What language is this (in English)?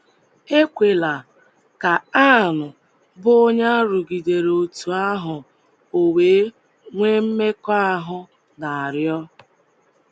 Igbo